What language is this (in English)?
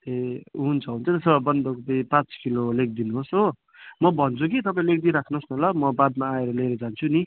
Nepali